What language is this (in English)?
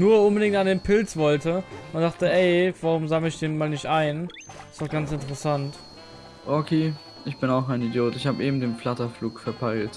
German